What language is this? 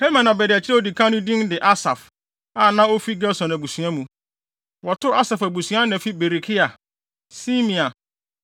Akan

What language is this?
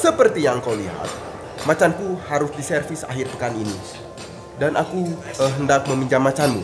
Indonesian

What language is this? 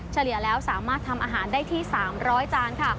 Thai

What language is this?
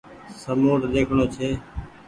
Goaria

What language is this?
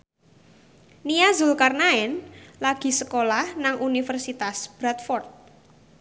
Javanese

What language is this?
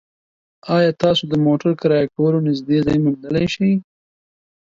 Pashto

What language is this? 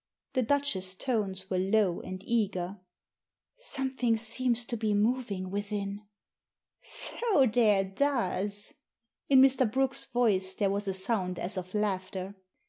English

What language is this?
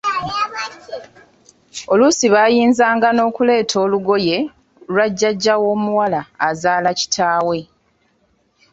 Ganda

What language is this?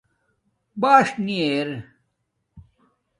Domaaki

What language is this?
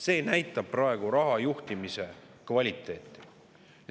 Estonian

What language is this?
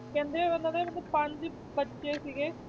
Punjabi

